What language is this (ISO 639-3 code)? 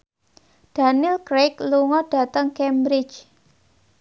jav